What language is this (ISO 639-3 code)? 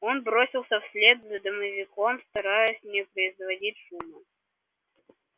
rus